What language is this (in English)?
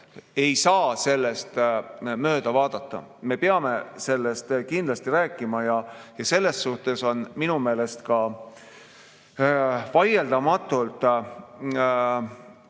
Estonian